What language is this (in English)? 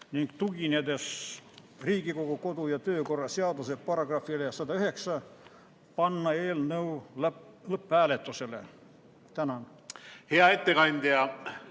Estonian